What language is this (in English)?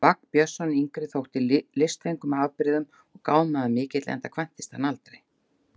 Icelandic